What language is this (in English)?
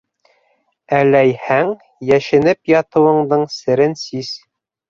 Bashkir